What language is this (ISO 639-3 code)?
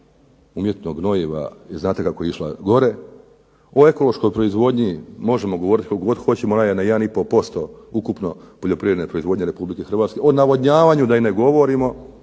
hrv